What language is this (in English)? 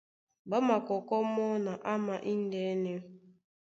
Duala